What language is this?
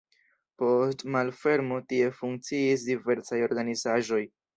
Esperanto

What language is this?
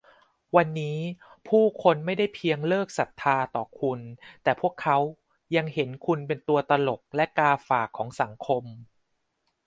Thai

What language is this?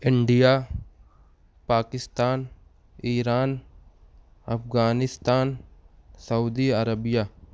Urdu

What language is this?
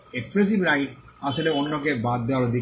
Bangla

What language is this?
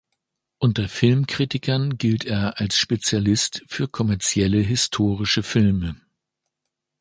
German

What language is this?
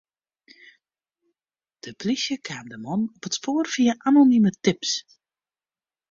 Western Frisian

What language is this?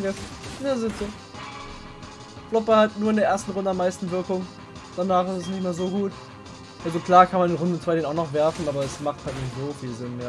German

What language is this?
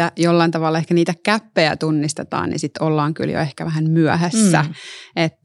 Finnish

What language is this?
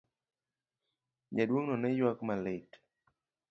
Luo (Kenya and Tanzania)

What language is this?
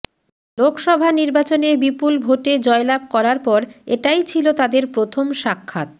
Bangla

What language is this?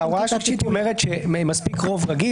Hebrew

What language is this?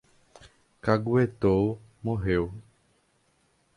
Portuguese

